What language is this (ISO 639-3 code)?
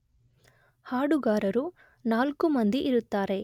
kan